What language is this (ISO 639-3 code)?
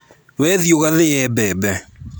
kik